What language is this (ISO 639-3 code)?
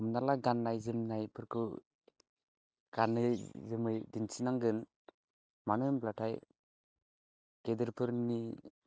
brx